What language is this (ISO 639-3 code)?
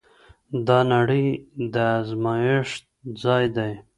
pus